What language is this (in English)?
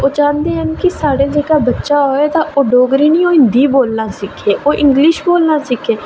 Dogri